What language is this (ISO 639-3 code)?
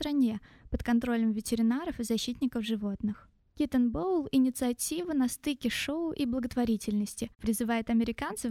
rus